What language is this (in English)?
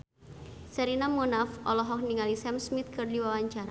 Sundanese